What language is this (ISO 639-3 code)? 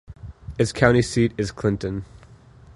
eng